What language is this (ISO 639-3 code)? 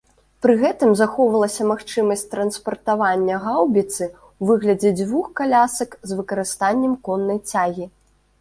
bel